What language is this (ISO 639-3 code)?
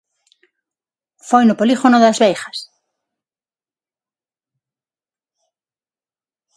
glg